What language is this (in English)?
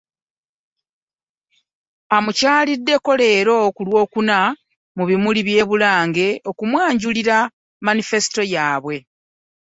Ganda